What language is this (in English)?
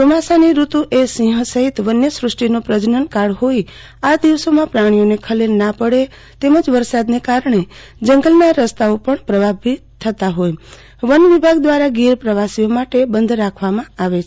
Gujarati